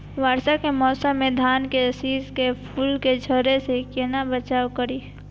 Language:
Maithili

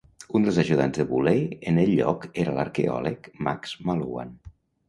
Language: Catalan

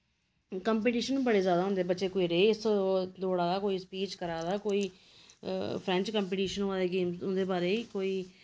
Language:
Dogri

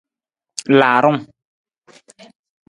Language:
Nawdm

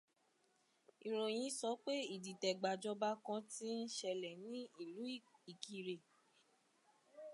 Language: Yoruba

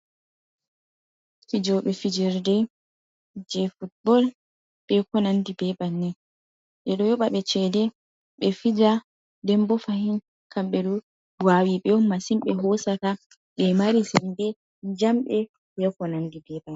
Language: Fula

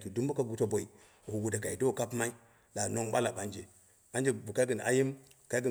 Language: Dera (Nigeria)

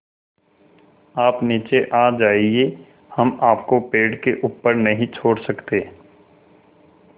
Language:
Hindi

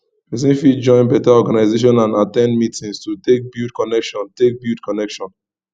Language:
Nigerian Pidgin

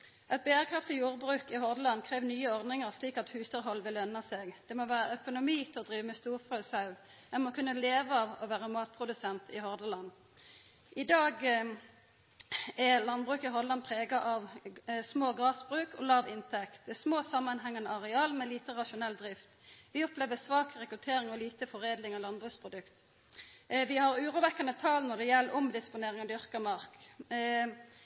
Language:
Norwegian Nynorsk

